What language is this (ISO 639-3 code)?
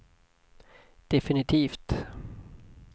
swe